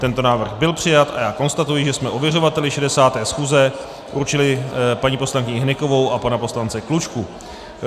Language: Czech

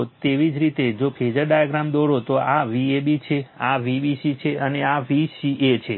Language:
Gujarati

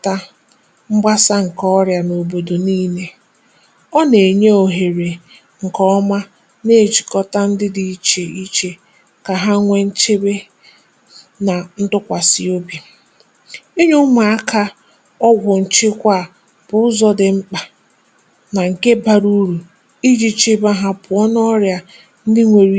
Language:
Igbo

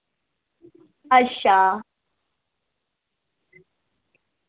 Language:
Dogri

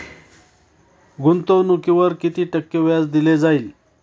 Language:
Marathi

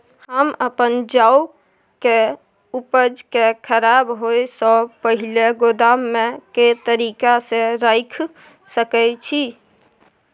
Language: Maithili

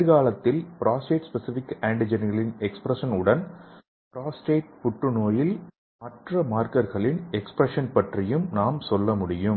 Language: Tamil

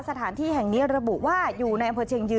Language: Thai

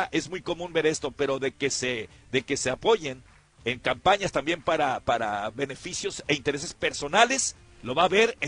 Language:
Spanish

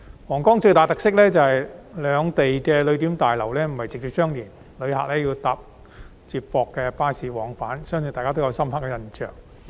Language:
Cantonese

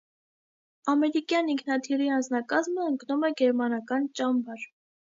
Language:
Armenian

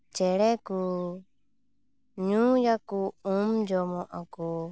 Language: Santali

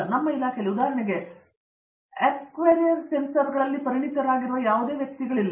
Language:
Kannada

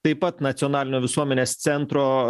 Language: Lithuanian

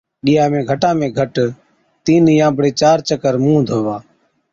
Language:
Od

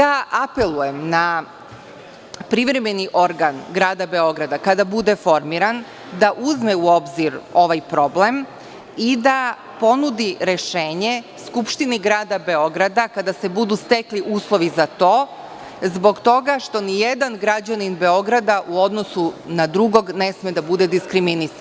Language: Serbian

